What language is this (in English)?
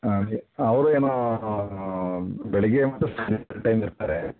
Kannada